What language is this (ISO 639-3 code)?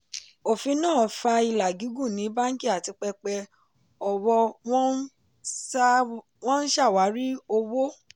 yor